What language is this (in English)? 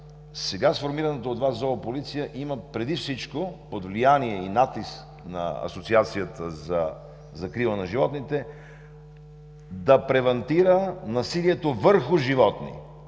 Bulgarian